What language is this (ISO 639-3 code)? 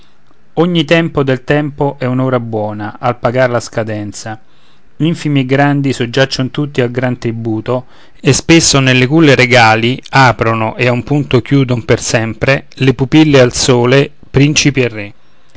ita